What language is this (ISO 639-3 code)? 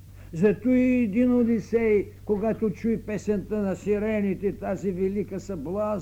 bul